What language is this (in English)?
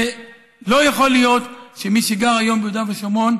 Hebrew